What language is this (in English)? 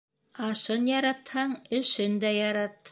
Bashkir